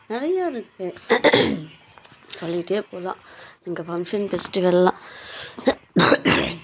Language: Tamil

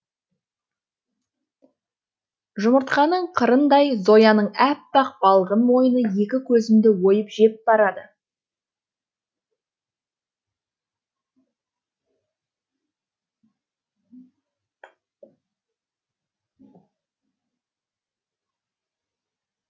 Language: Kazakh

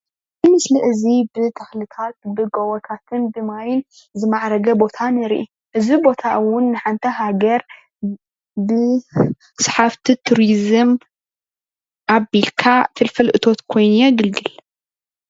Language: Tigrinya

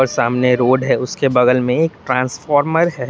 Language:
Hindi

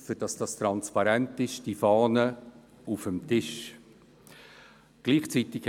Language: Swiss German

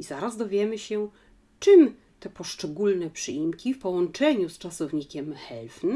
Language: Polish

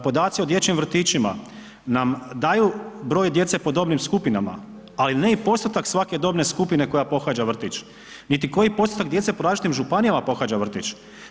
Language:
Croatian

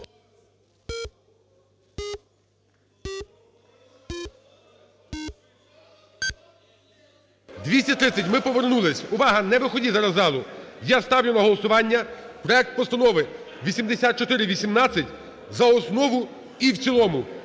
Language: Ukrainian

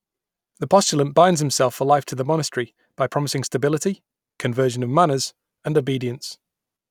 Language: English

